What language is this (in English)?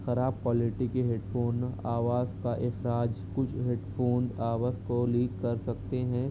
Urdu